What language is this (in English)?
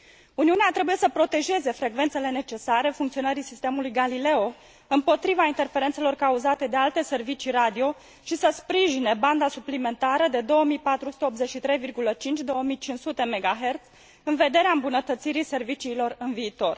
Romanian